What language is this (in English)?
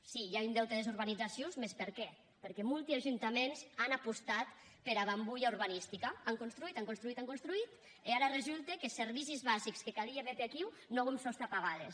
Catalan